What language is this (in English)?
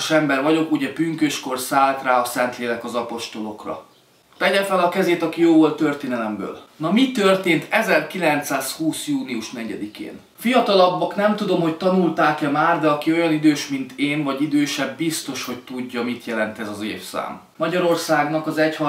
Hungarian